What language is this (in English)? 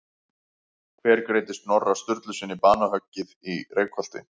Icelandic